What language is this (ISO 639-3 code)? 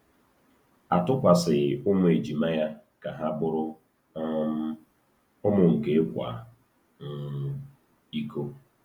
ibo